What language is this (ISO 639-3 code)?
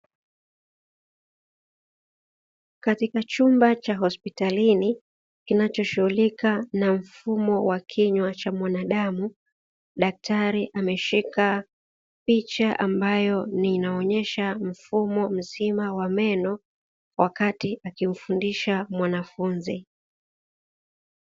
swa